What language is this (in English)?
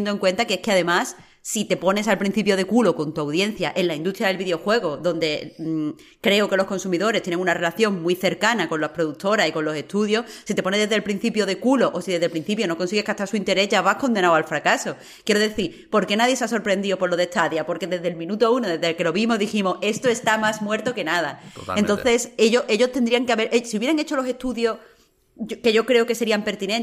Spanish